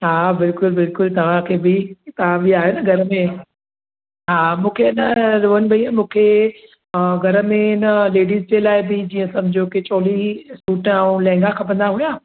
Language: Sindhi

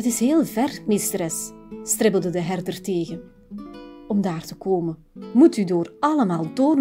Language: Dutch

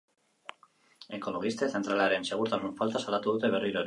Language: Basque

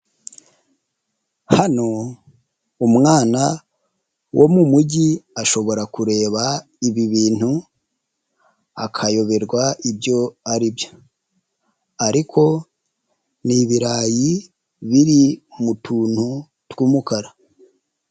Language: Kinyarwanda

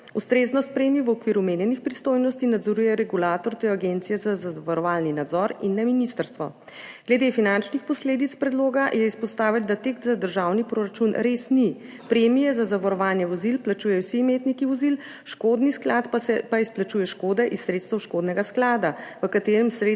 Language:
Slovenian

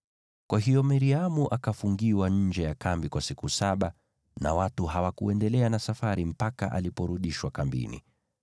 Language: Swahili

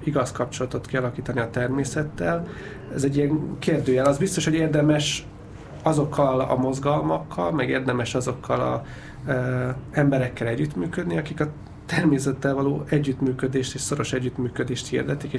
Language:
Hungarian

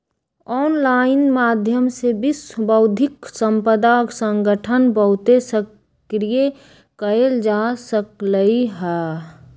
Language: Magahi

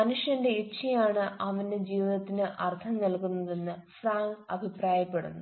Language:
Malayalam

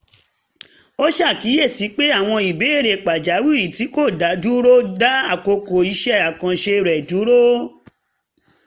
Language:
Yoruba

